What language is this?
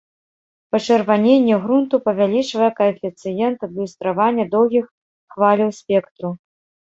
Belarusian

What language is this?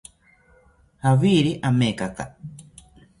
South Ucayali Ashéninka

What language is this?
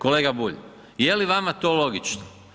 Croatian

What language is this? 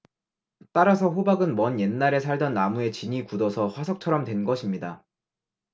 Korean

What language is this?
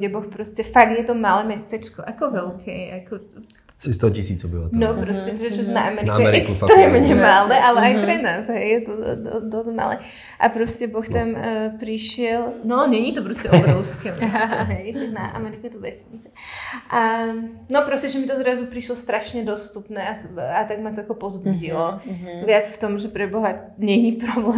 Czech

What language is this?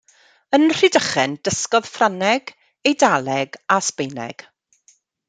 Welsh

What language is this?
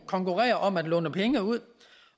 Danish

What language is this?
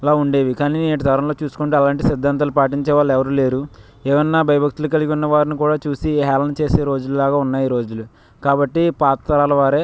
Telugu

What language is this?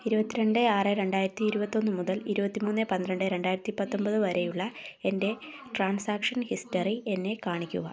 Malayalam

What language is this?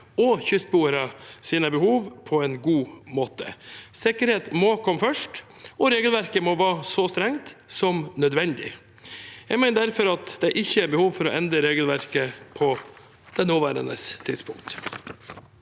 Norwegian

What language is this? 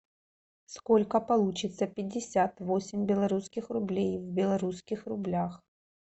Russian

